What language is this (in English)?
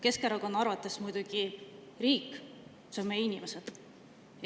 Estonian